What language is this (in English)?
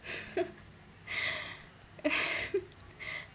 English